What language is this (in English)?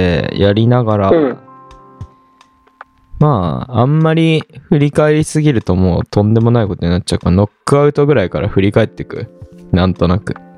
Japanese